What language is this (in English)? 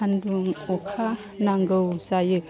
Bodo